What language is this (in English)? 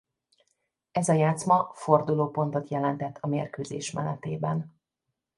Hungarian